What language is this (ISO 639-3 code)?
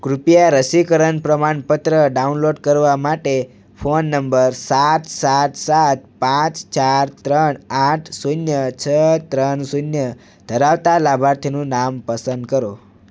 guj